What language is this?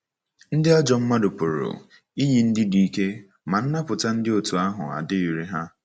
Igbo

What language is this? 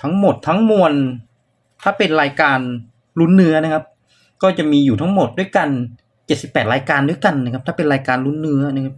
Thai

